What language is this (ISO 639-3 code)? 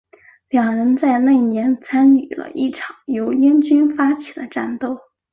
zho